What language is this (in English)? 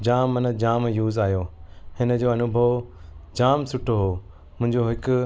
Sindhi